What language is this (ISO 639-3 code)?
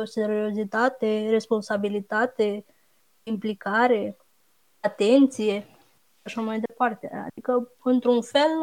ron